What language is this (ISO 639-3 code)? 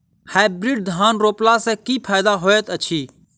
mai